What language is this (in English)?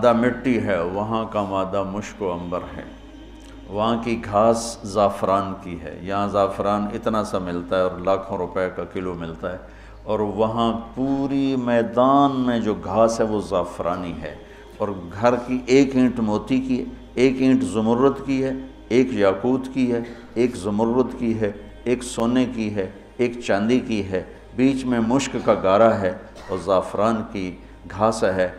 Urdu